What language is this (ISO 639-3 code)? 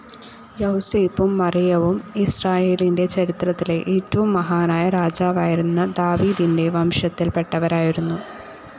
mal